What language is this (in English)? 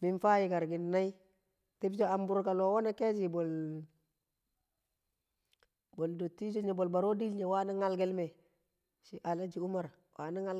Kamo